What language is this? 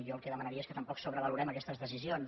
Catalan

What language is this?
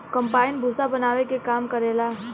Bhojpuri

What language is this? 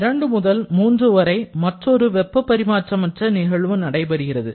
Tamil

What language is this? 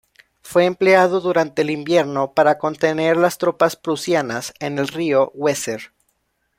Spanish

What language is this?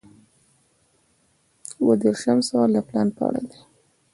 Pashto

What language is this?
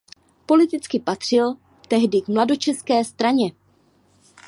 Czech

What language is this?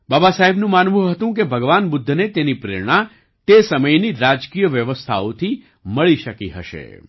Gujarati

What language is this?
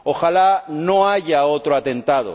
Spanish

